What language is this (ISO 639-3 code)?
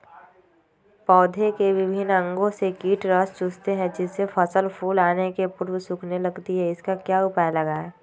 mag